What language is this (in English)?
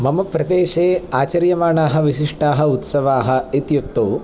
Sanskrit